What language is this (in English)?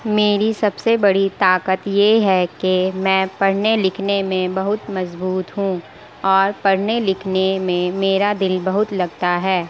Urdu